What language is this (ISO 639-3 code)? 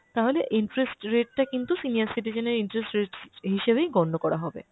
ben